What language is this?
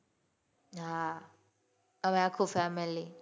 Gujarati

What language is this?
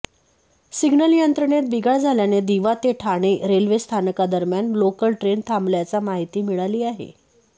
Marathi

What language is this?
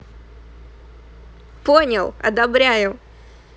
Russian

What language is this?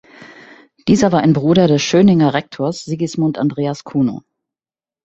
German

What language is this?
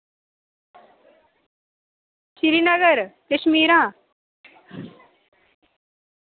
Dogri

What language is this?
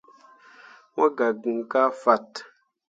Mundang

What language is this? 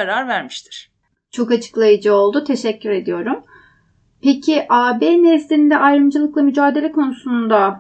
Turkish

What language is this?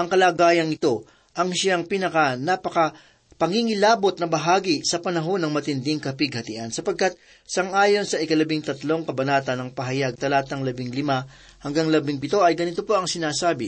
Filipino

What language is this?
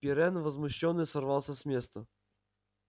Russian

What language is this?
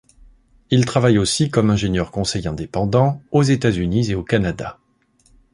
French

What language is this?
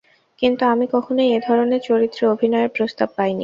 Bangla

